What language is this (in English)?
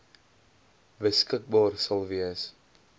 Afrikaans